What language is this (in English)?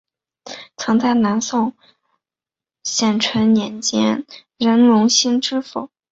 Chinese